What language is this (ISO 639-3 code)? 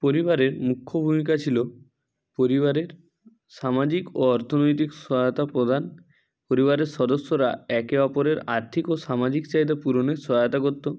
ben